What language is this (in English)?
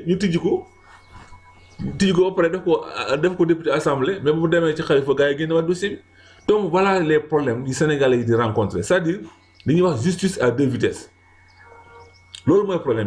French